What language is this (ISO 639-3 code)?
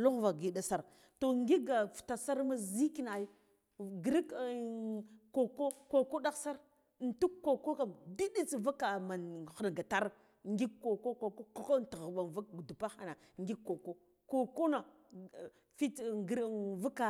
gdf